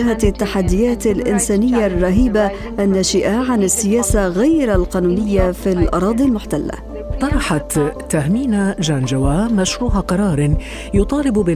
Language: Arabic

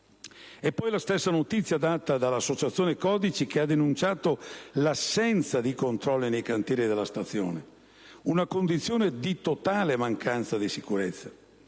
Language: Italian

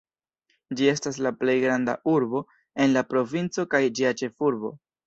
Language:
Esperanto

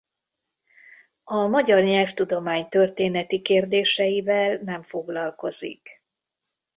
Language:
Hungarian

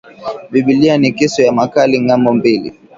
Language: Swahili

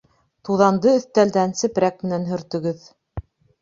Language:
Bashkir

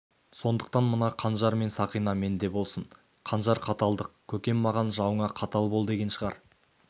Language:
Kazakh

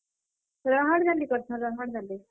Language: Odia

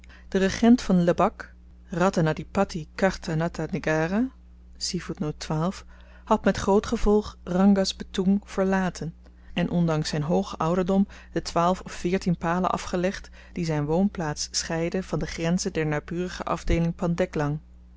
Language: Dutch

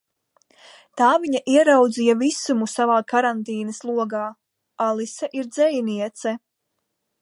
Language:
Latvian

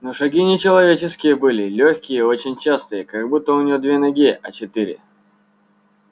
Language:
Russian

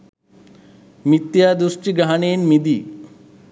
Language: Sinhala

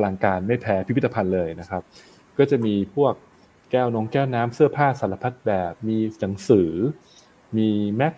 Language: Thai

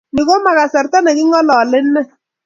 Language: Kalenjin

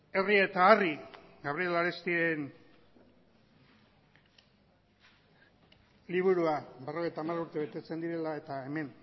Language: Basque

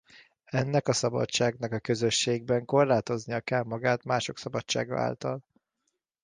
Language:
Hungarian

